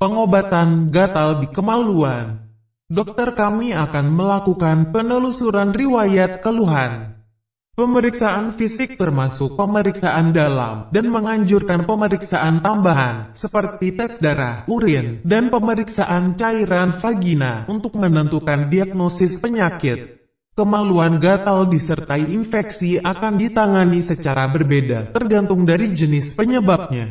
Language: Indonesian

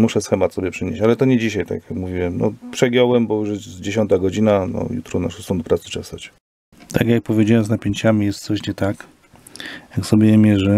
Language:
Polish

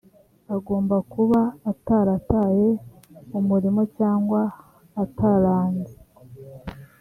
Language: Kinyarwanda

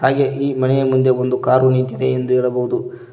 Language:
Kannada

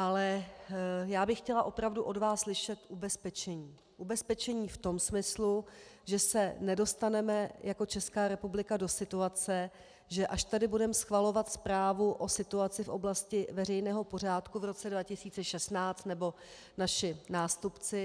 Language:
Czech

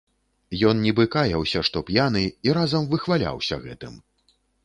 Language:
Belarusian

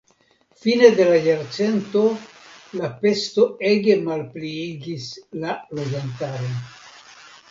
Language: Esperanto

